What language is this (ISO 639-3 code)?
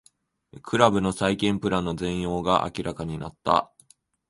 jpn